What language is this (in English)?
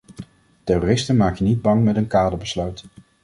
Dutch